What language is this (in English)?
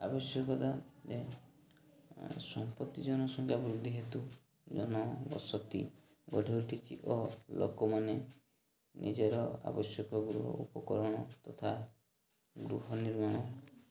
Odia